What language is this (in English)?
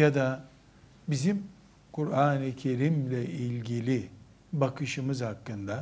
Turkish